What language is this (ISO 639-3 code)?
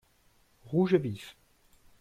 fra